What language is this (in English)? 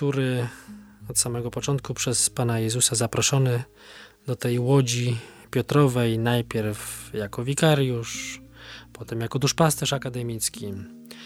Polish